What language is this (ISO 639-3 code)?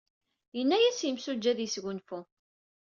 kab